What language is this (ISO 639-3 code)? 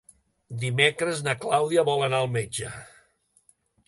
cat